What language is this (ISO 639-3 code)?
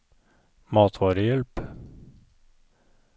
nor